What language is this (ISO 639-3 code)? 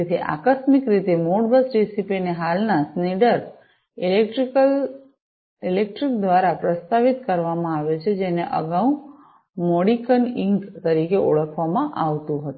guj